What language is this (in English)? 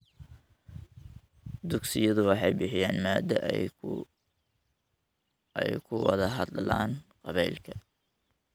Somali